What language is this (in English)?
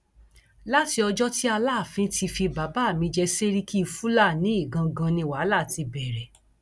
Yoruba